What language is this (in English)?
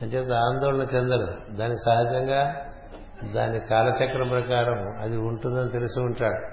Telugu